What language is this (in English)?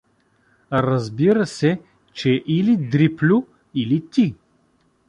Bulgarian